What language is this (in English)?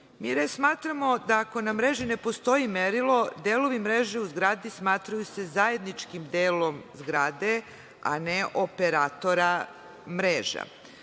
Serbian